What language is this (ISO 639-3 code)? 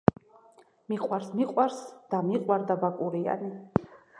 kat